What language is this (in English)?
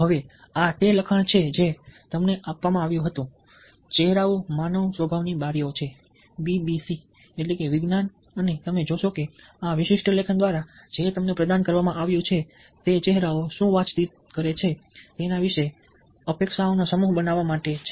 Gujarati